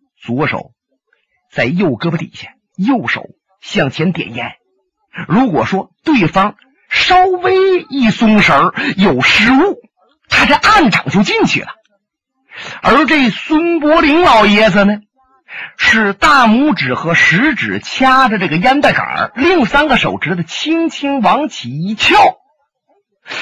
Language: Chinese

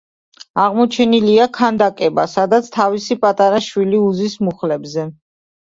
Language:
Georgian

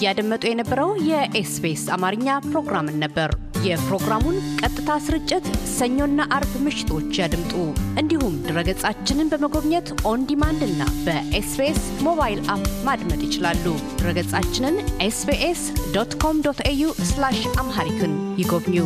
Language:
Amharic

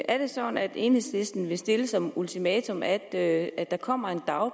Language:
Danish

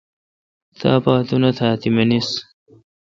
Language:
Kalkoti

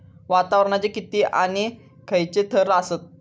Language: Marathi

